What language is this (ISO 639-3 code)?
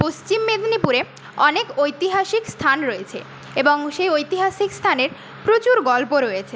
ben